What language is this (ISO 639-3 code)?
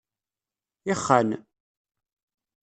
kab